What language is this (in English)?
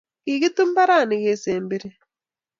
Kalenjin